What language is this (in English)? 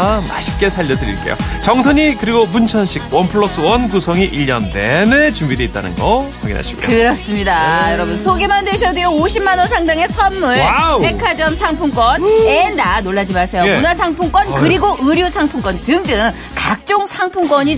Korean